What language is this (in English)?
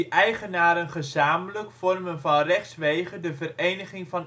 Dutch